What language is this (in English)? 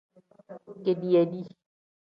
Tem